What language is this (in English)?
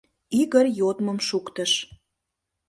Mari